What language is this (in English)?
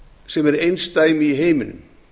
Icelandic